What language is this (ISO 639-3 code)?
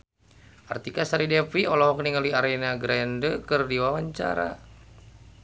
sun